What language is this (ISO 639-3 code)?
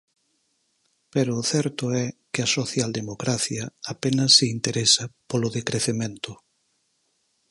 glg